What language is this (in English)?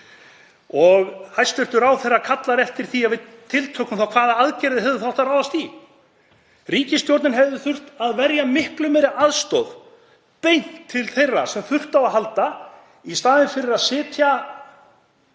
Icelandic